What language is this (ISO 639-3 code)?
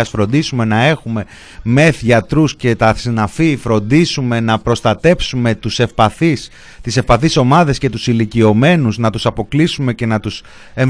ell